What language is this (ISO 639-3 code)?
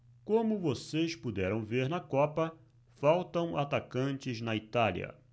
por